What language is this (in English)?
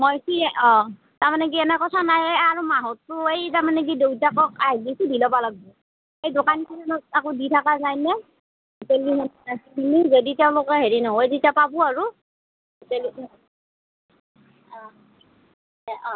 Assamese